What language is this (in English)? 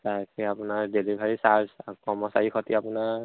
Assamese